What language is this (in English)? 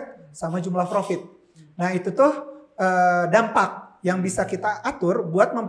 Indonesian